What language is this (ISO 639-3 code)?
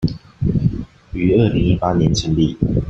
zho